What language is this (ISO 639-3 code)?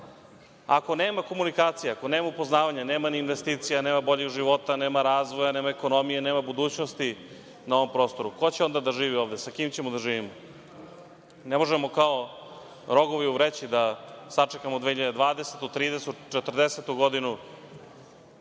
srp